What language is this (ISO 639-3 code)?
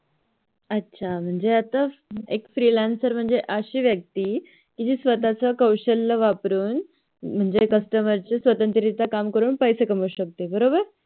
mar